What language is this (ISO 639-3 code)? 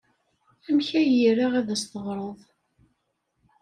kab